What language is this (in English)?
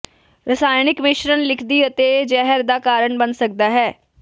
Punjabi